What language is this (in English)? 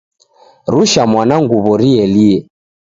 Taita